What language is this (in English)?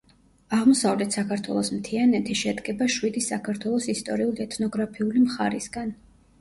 Georgian